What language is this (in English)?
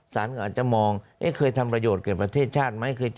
Thai